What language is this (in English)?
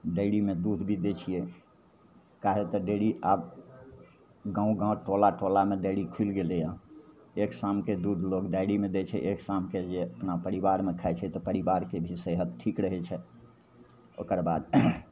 Maithili